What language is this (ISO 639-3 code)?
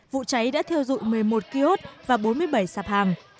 vie